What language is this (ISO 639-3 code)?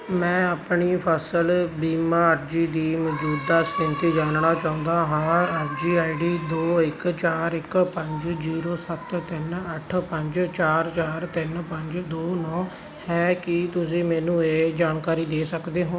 pan